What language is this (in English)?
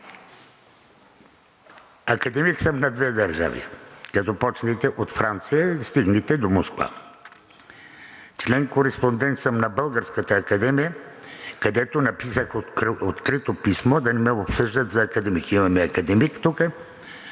Bulgarian